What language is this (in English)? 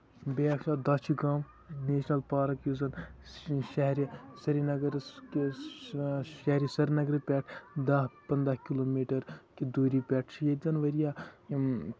Kashmiri